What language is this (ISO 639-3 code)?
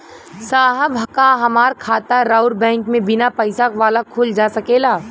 bho